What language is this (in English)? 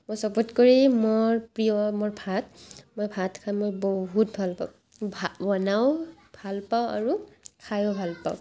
Assamese